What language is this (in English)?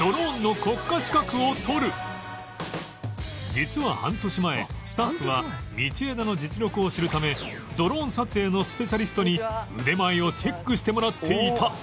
Japanese